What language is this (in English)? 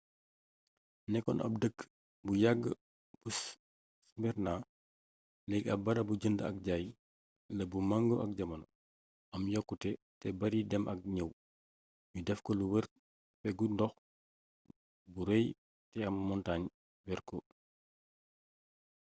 Wolof